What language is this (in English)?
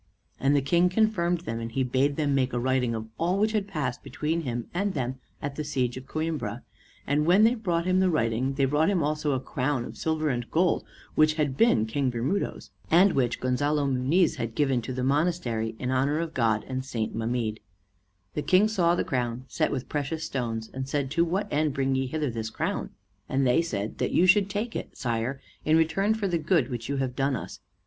English